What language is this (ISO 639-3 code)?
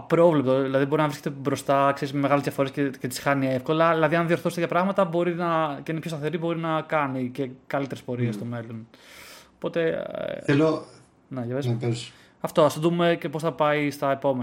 ell